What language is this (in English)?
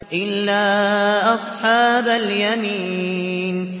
Arabic